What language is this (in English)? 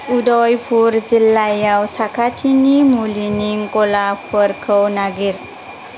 Bodo